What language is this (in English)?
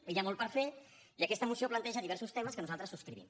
Catalan